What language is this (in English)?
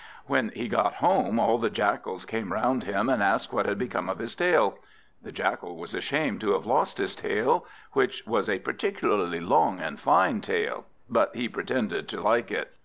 English